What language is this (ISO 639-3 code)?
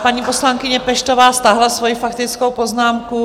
ces